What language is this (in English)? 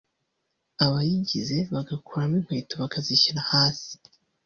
Kinyarwanda